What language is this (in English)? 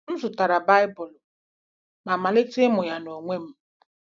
Igbo